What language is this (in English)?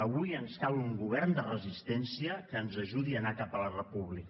Catalan